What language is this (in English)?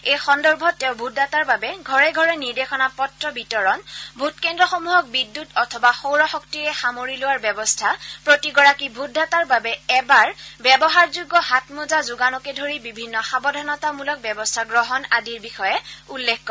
Assamese